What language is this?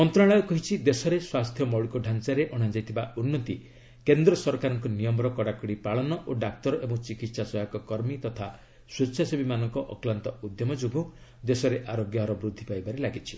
Odia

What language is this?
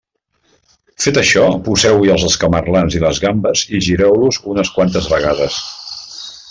Catalan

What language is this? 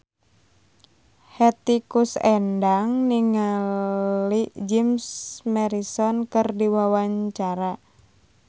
Sundanese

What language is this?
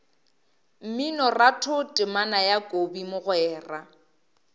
Northern Sotho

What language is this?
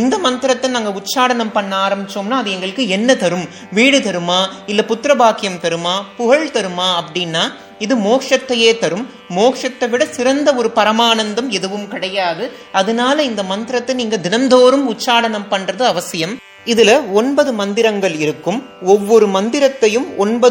Tamil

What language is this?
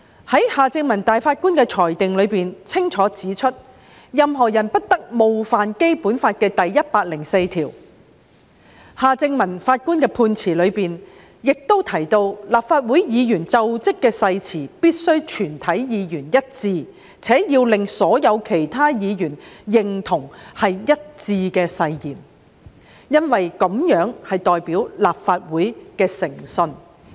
Cantonese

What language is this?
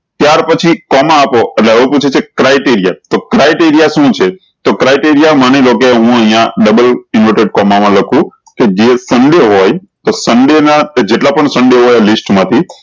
Gujarati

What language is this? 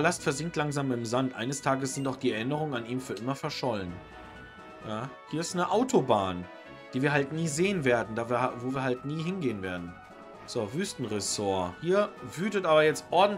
German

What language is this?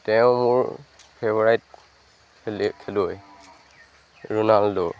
Assamese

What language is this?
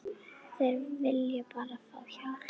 Icelandic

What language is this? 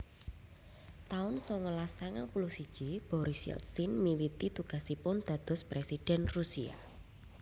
Javanese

